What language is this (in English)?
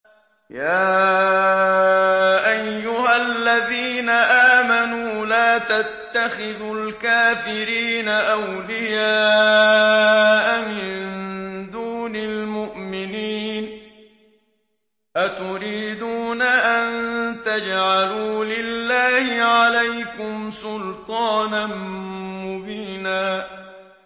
Arabic